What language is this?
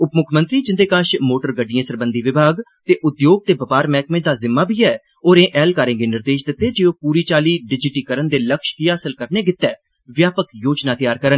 Dogri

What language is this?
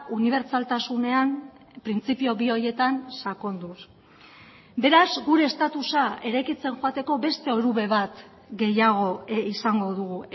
Basque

